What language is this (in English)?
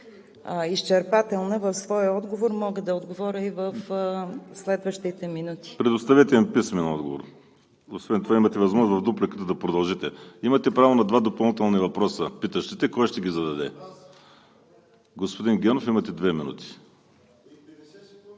Bulgarian